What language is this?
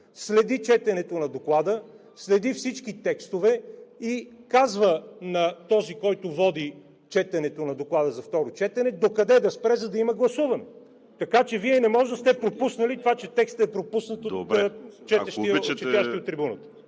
Bulgarian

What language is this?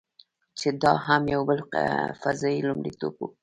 Pashto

